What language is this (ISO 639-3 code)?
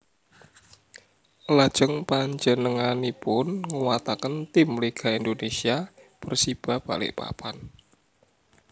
jav